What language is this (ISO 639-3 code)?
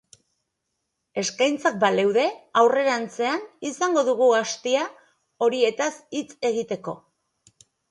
eus